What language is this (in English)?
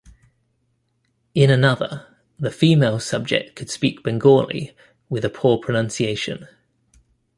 English